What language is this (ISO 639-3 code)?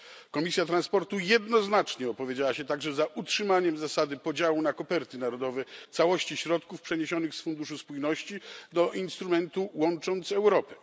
pol